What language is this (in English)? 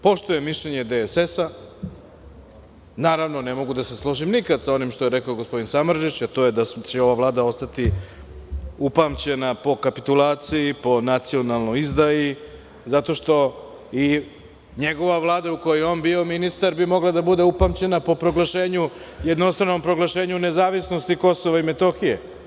Serbian